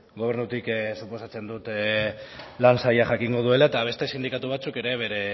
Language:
Basque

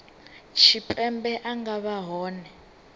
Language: Venda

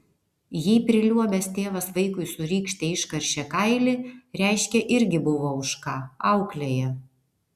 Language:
Lithuanian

